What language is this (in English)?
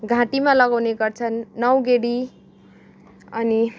Nepali